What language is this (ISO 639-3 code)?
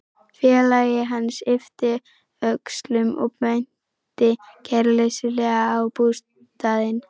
isl